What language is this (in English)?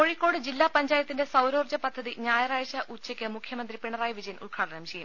Malayalam